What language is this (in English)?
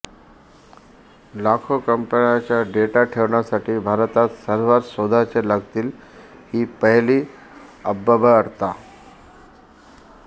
Marathi